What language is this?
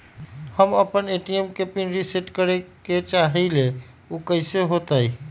Magahi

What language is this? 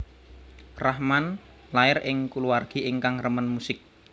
Javanese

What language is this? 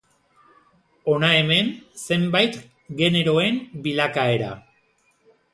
Basque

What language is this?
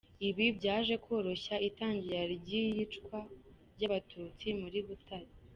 Kinyarwanda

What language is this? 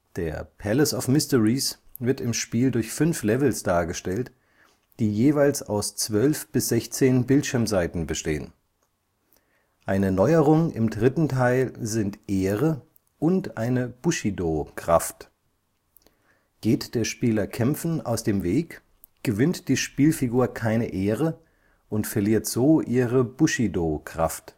German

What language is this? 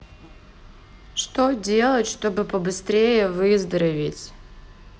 Russian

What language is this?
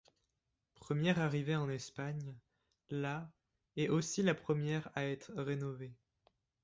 French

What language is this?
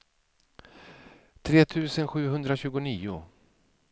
Swedish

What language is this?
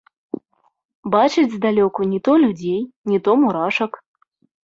Belarusian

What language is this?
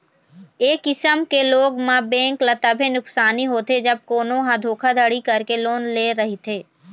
Chhattisgarhi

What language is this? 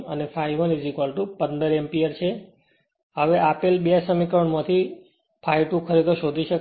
Gujarati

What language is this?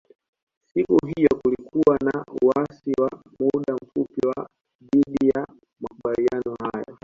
Swahili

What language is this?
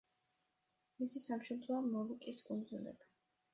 Georgian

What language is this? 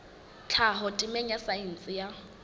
Southern Sotho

